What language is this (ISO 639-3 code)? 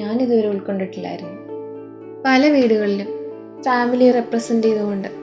mal